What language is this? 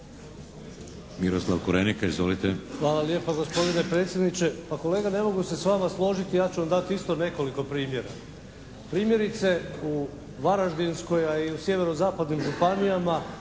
Croatian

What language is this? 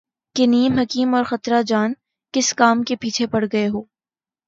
Urdu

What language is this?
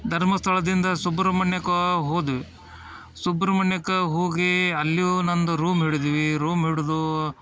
Kannada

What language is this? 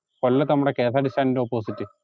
Malayalam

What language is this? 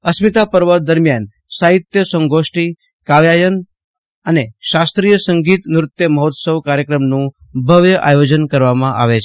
Gujarati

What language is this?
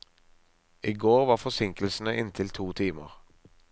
Norwegian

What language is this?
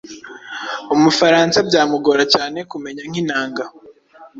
Kinyarwanda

